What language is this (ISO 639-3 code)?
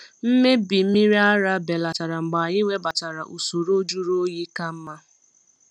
ibo